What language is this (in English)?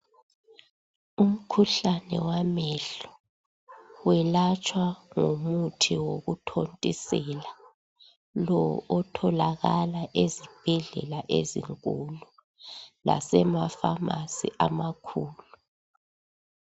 North Ndebele